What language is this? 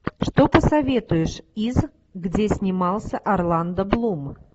Russian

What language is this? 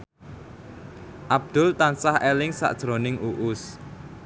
Javanese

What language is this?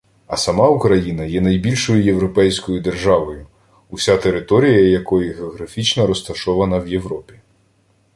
Ukrainian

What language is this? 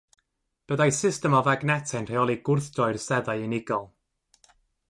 Welsh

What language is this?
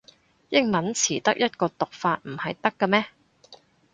Cantonese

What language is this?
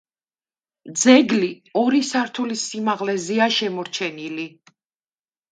Georgian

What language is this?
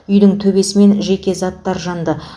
Kazakh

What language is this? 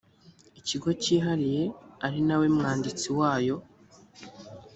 Kinyarwanda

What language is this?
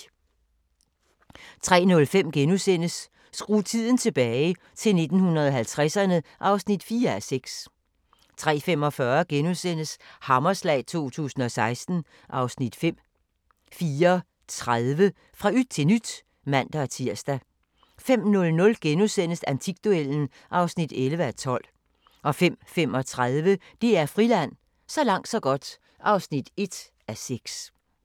Danish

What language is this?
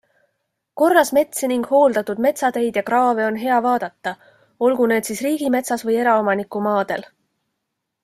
Estonian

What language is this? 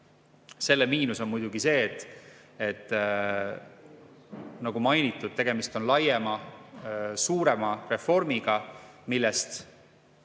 Estonian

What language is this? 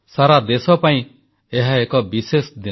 Odia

